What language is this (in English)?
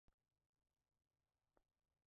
Swahili